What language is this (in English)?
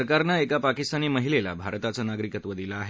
Marathi